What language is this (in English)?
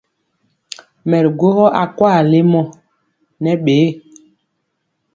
Mpiemo